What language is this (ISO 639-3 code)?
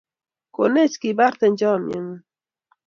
kln